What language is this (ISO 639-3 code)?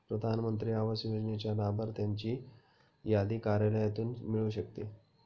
mar